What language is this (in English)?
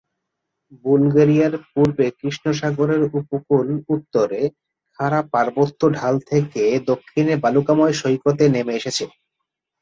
Bangla